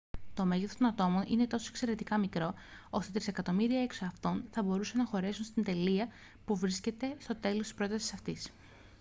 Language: Greek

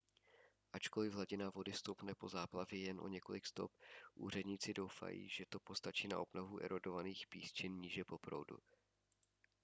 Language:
Czech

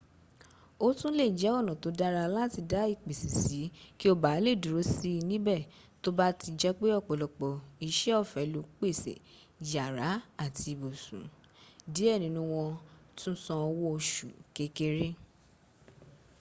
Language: Yoruba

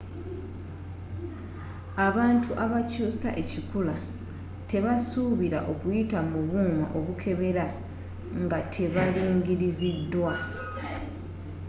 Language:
Ganda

